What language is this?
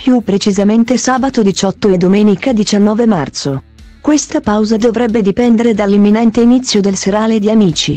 Italian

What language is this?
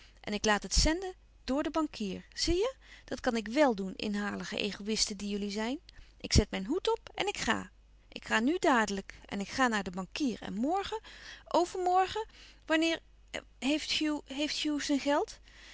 Dutch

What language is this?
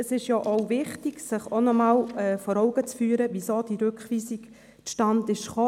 Swiss German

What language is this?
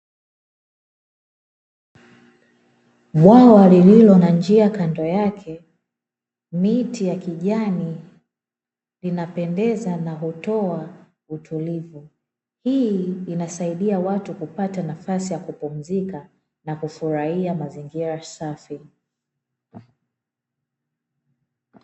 Swahili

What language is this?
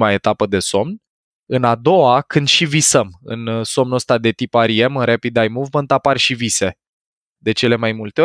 Romanian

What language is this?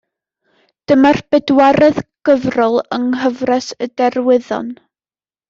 Welsh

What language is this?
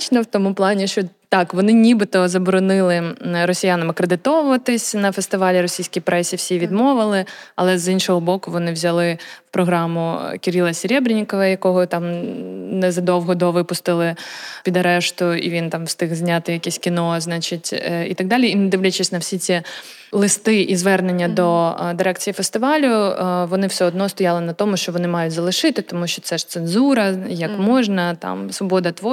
Ukrainian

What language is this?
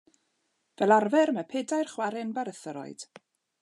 Welsh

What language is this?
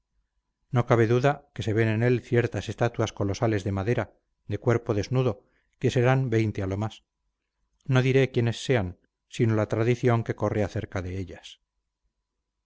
Spanish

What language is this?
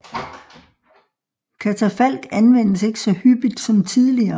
Danish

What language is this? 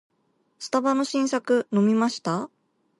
Japanese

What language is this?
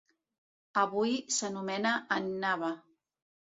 Catalan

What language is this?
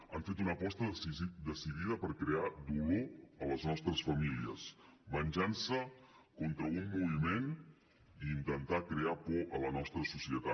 Catalan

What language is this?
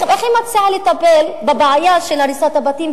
Hebrew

